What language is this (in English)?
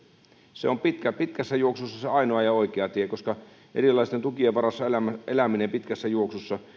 Finnish